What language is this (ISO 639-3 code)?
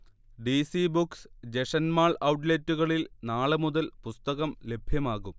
mal